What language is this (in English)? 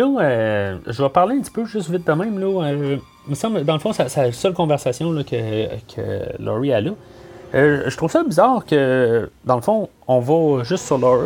French